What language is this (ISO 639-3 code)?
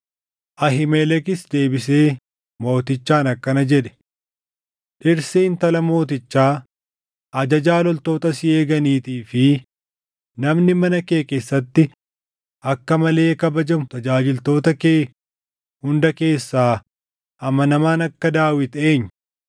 orm